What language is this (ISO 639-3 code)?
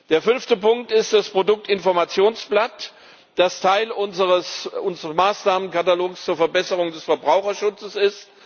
deu